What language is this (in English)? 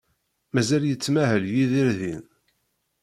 Kabyle